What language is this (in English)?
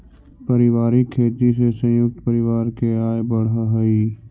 Magahi